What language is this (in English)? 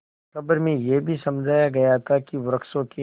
Hindi